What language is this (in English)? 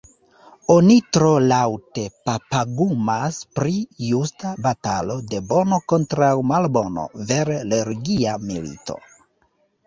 Esperanto